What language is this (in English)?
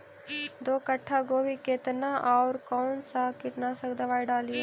Magahi